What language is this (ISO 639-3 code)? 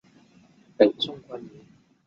zho